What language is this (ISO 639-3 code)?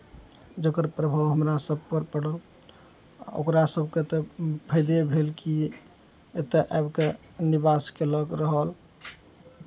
mai